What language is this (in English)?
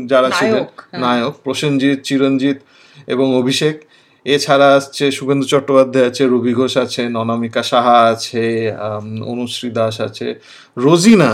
Bangla